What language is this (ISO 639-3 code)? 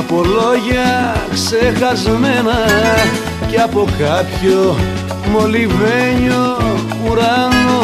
ell